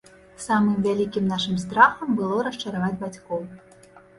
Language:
Belarusian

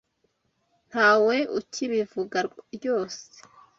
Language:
Kinyarwanda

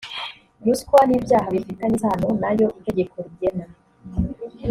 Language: Kinyarwanda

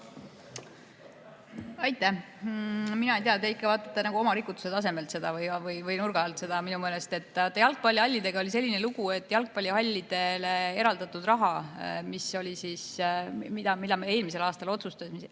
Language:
Estonian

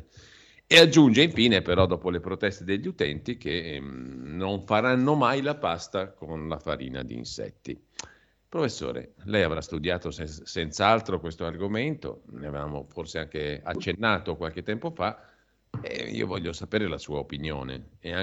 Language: Italian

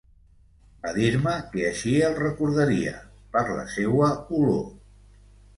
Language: Catalan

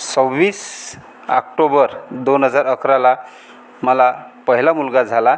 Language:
Marathi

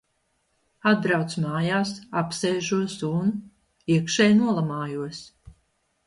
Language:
Latvian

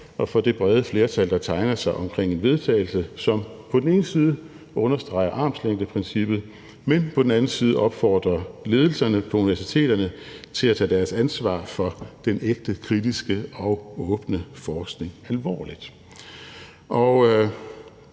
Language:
Danish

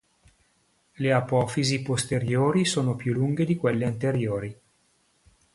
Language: Italian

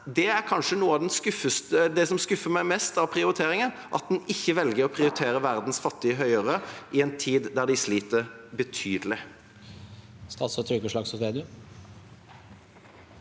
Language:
Norwegian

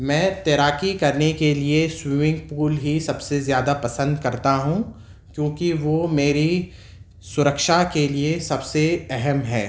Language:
Urdu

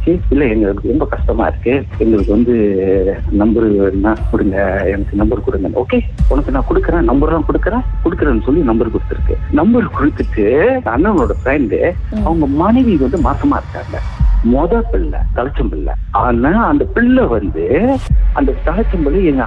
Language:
Tamil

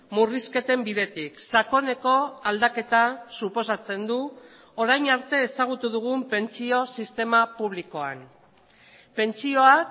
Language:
Basque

